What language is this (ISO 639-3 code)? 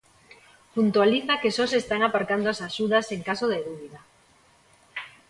glg